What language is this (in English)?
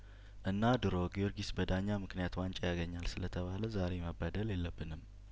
Amharic